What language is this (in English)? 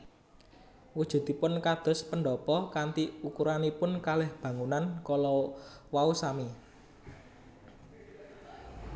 Javanese